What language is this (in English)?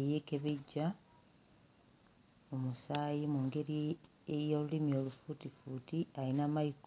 Ganda